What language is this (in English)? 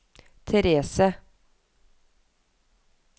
Norwegian